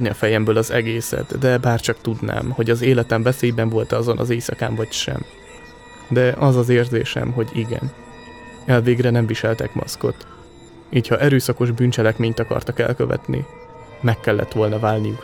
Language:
Hungarian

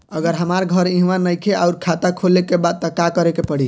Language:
Bhojpuri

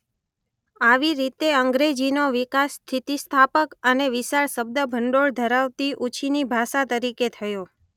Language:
Gujarati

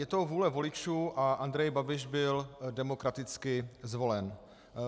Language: Czech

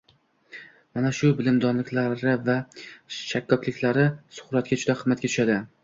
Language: Uzbek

